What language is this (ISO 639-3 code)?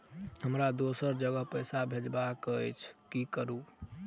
mai